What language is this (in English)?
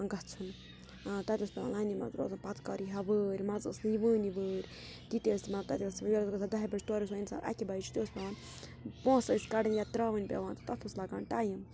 Kashmiri